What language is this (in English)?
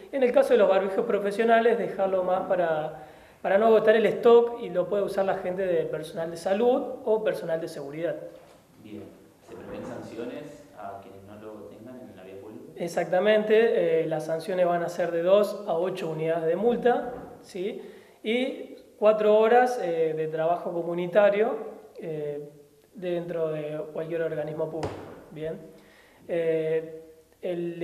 Spanish